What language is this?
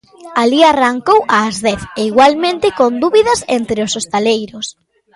Galician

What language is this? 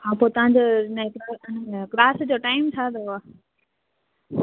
Sindhi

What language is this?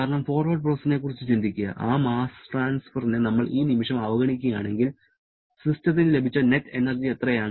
Malayalam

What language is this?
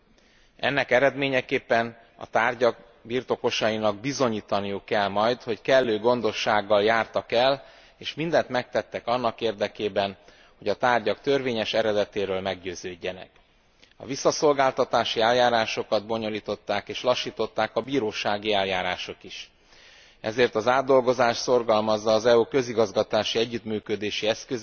Hungarian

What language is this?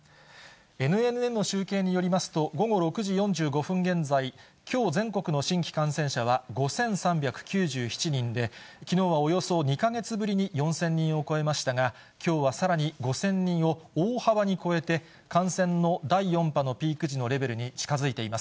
Japanese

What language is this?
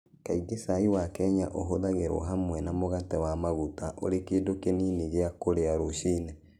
Kikuyu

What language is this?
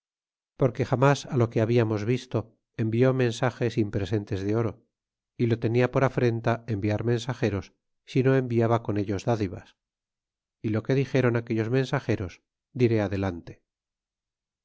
Spanish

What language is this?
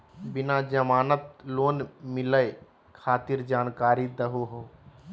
Magahi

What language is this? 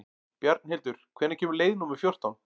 Icelandic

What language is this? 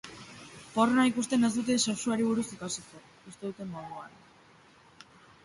Basque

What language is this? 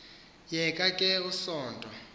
Xhosa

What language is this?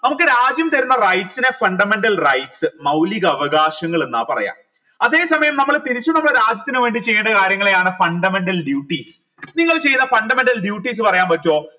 Malayalam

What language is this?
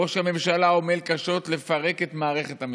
Hebrew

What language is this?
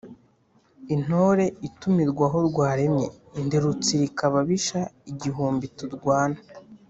Kinyarwanda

